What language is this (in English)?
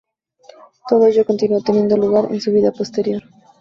Spanish